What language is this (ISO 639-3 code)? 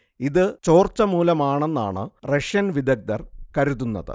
mal